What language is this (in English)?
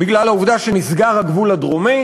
Hebrew